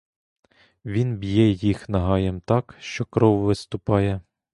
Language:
Ukrainian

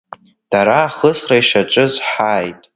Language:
Abkhazian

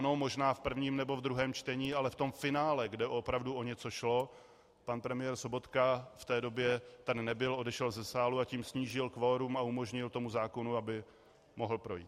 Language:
Czech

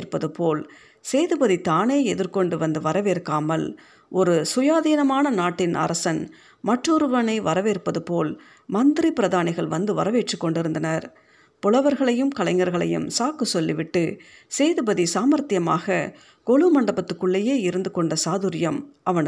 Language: Tamil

